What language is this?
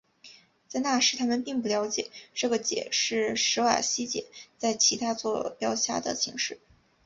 Chinese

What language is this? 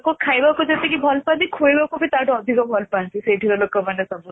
Odia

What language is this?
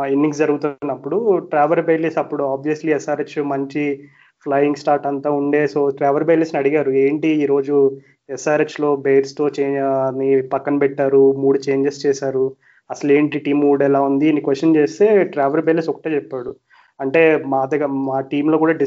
Telugu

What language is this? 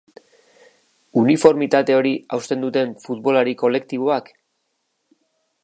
Basque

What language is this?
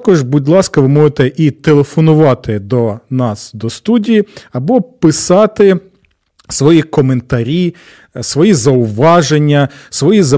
Ukrainian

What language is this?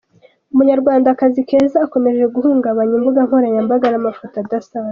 Kinyarwanda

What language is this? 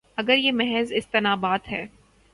Urdu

